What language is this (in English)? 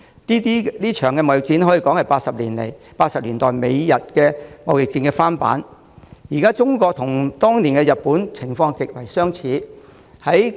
Cantonese